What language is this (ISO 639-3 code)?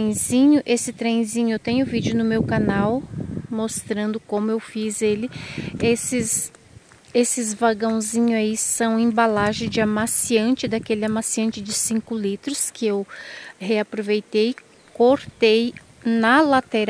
por